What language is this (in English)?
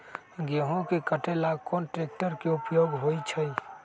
Magahi